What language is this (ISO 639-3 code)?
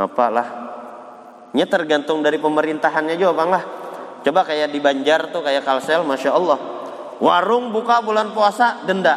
ind